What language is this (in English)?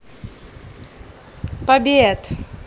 Russian